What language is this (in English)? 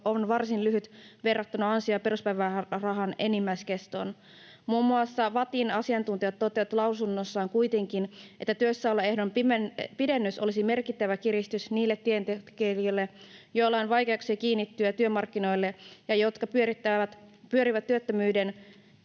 Finnish